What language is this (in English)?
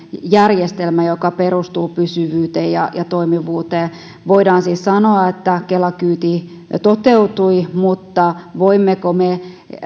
Finnish